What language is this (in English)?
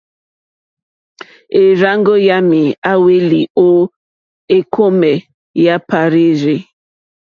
Mokpwe